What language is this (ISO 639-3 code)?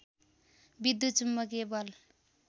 nep